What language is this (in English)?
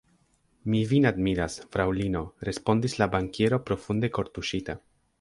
Esperanto